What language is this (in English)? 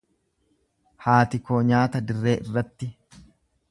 Oromo